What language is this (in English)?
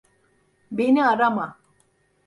Turkish